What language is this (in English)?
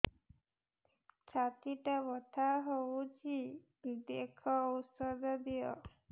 Odia